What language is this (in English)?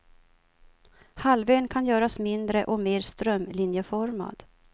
Swedish